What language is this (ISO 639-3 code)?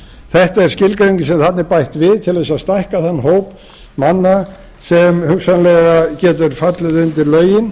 isl